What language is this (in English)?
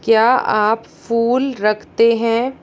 Hindi